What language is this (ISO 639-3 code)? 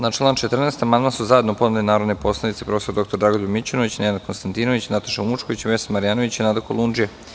srp